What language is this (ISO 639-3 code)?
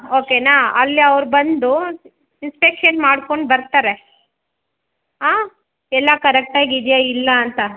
kan